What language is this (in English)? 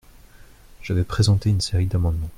French